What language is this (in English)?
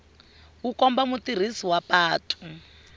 Tsonga